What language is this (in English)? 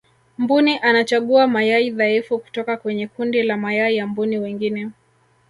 Swahili